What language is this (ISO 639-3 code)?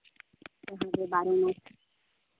sat